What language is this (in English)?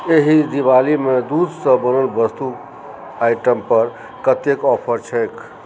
Maithili